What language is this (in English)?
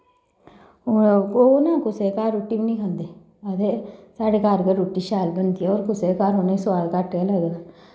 Dogri